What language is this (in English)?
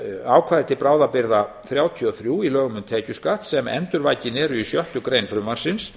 Icelandic